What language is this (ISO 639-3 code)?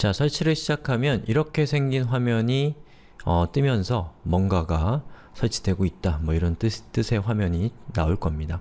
kor